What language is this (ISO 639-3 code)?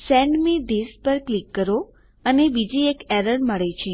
guj